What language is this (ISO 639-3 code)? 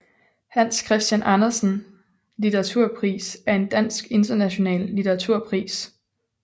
dan